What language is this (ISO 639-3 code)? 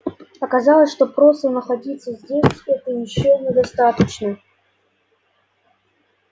rus